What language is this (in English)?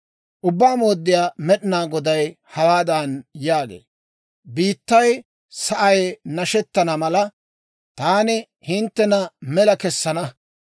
Dawro